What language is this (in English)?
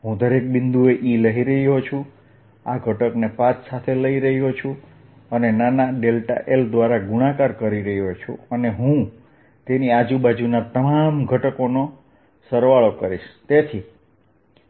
Gujarati